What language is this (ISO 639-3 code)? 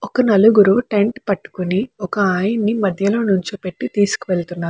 tel